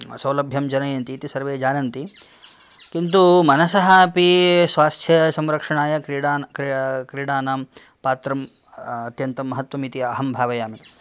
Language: Sanskrit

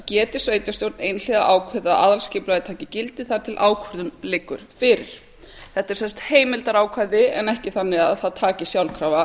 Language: Icelandic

